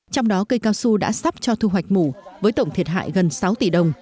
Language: Vietnamese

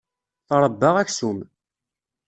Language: Kabyle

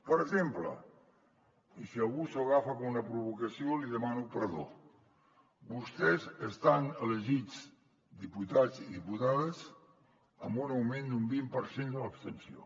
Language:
Catalan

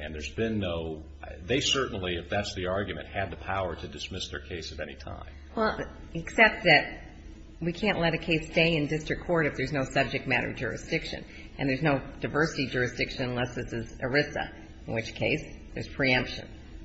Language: English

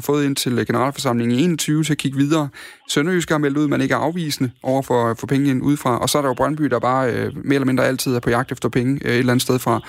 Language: Danish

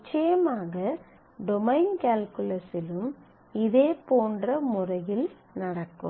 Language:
Tamil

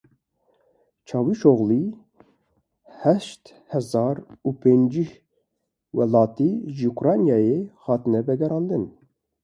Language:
Kurdish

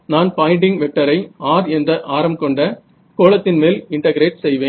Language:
Tamil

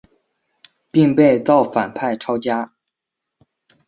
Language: Chinese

